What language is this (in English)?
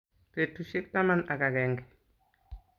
Kalenjin